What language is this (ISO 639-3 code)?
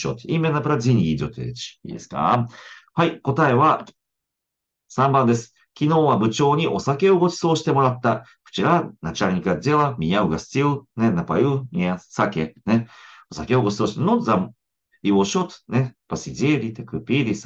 jpn